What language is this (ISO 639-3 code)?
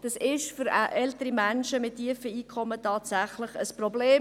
gsw